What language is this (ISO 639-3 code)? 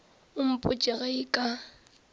nso